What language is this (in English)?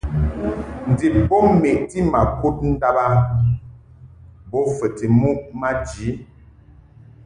Mungaka